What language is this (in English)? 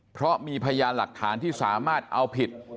Thai